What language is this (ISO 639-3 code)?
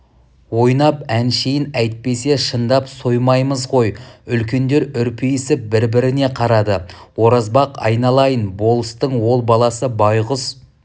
kaz